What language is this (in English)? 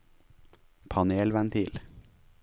Norwegian